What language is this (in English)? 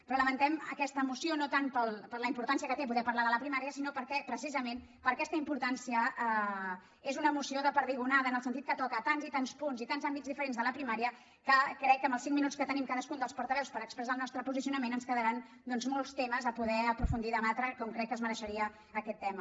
Catalan